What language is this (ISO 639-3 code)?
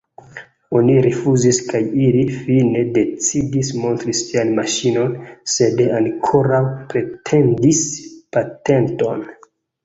epo